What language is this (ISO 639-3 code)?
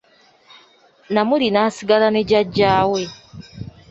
lug